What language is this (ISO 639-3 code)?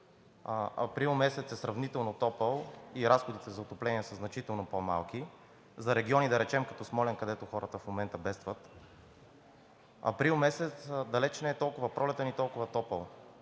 bul